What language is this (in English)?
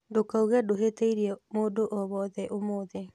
Kikuyu